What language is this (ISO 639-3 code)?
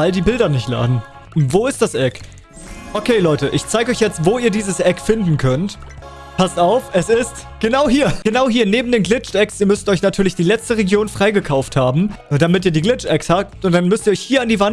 deu